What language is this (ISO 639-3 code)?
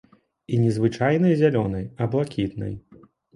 bel